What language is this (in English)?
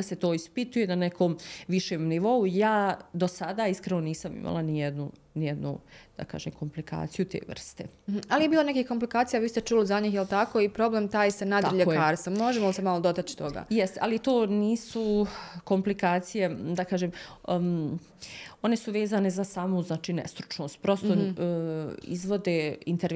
Croatian